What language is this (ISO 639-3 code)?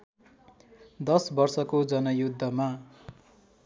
nep